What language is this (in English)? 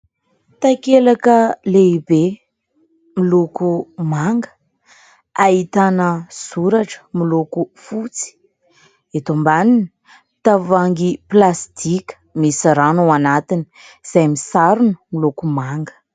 Malagasy